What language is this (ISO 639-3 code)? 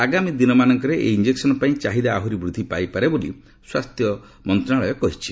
ori